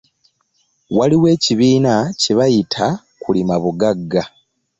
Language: Ganda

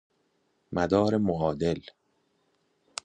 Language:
Persian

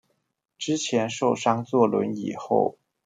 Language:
Chinese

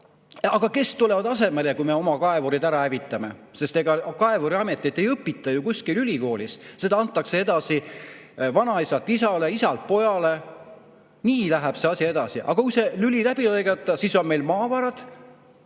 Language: Estonian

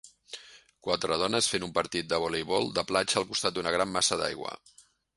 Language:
Catalan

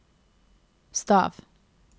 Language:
Norwegian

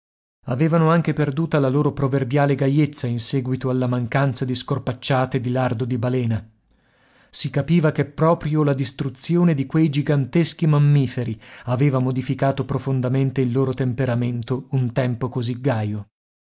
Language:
Italian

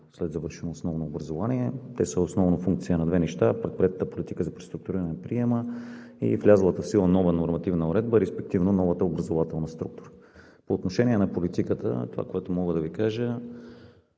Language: Bulgarian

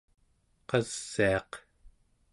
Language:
Central Yupik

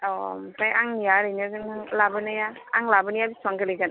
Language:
Bodo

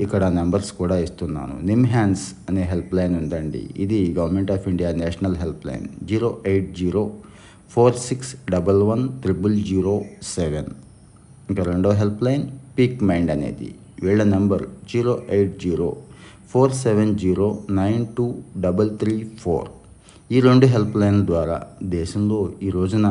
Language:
Telugu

